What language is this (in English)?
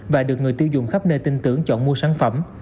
Vietnamese